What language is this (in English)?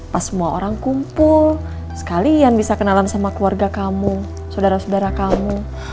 Indonesian